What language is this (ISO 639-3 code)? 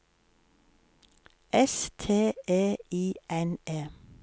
nor